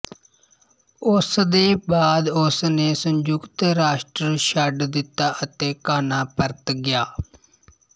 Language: Punjabi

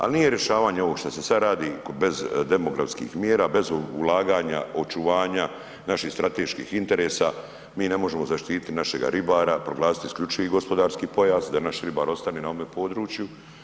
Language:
Croatian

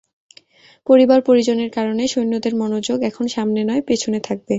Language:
Bangla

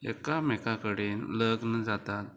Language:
Konkani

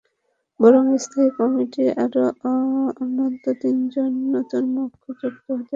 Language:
Bangla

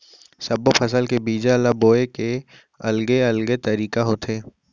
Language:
Chhattisgarhi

